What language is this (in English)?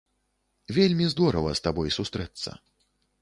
Belarusian